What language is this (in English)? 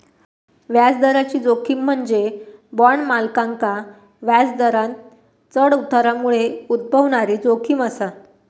Marathi